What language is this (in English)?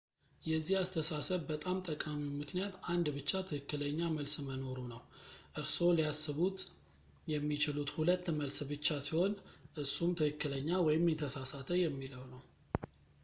Amharic